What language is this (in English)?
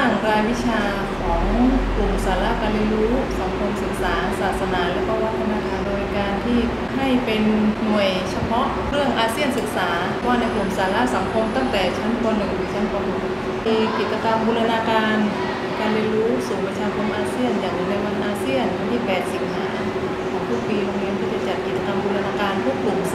Thai